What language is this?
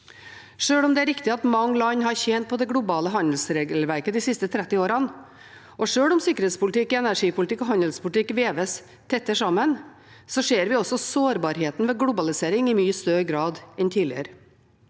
Norwegian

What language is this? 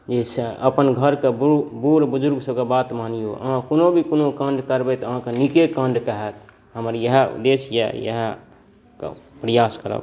Maithili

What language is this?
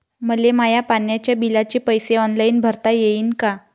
Marathi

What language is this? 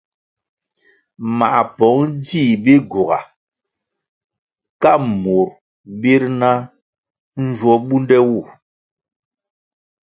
Kwasio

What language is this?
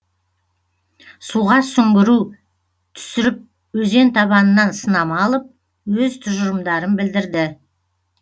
Kazakh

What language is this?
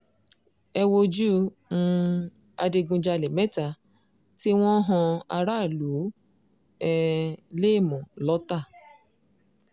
Yoruba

